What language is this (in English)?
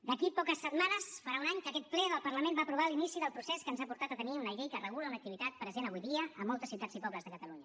Catalan